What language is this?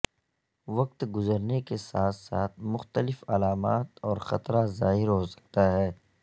Urdu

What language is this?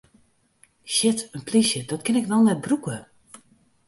Western Frisian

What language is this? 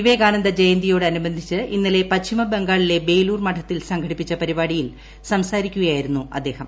Malayalam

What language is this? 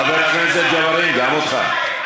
Hebrew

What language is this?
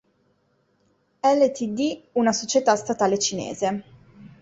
Italian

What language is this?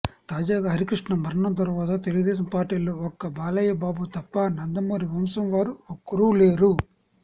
Telugu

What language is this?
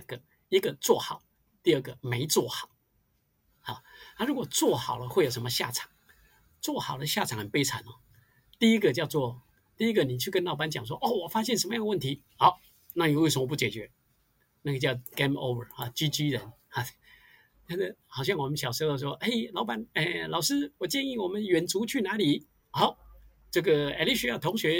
Chinese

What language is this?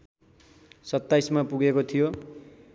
Nepali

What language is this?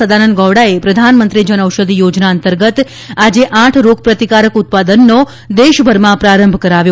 Gujarati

